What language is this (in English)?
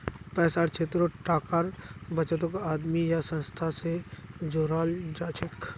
Magahi